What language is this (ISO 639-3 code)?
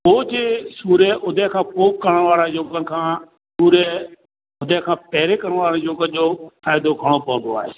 snd